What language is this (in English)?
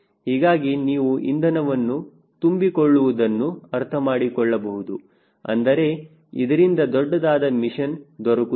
Kannada